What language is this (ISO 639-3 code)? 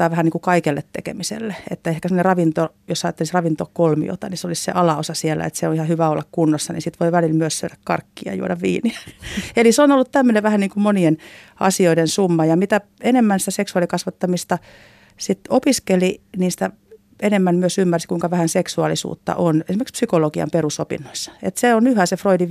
fin